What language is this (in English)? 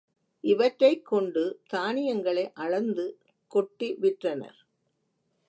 Tamil